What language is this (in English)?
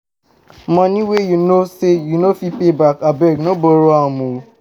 Nigerian Pidgin